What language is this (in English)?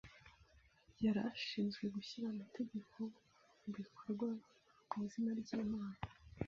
Kinyarwanda